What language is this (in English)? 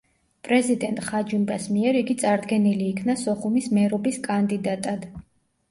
Georgian